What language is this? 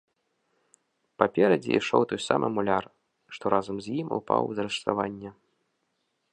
Belarusian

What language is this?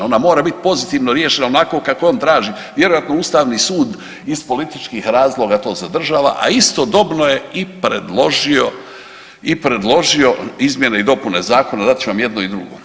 Croatian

